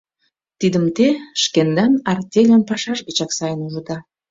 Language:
Mari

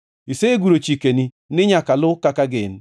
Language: Luo (Kenya and Tanzania)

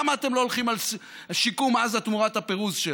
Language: Hebrew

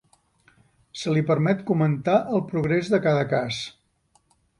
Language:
Catalan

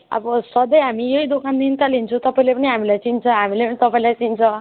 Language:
Nepali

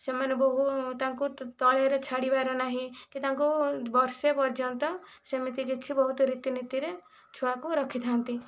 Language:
Odia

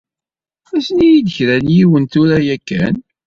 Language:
Kabyle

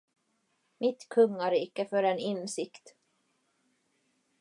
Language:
Swedish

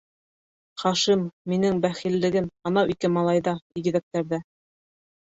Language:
Bashkir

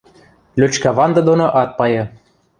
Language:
Western Mari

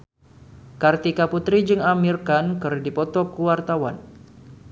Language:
Sundanese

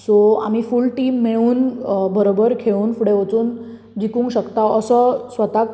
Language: Konkani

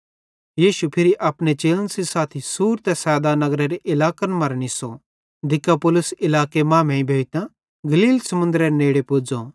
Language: Bhadrawahi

